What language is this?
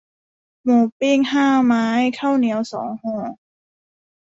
Thai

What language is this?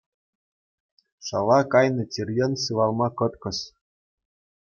Chuvash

